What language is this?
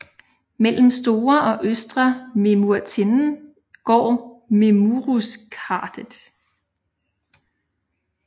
Danish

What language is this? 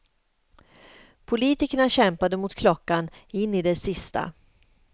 Swedish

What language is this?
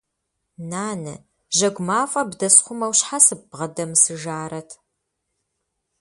Kabardian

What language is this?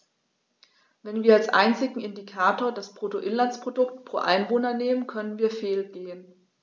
German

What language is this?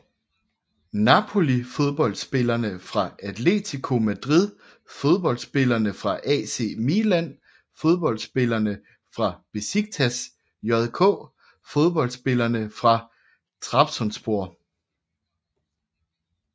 Danish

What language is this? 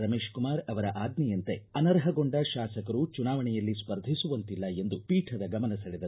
Kannada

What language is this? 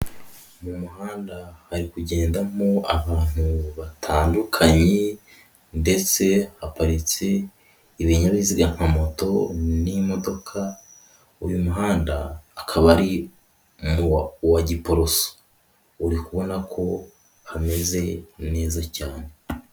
Kinyarwanda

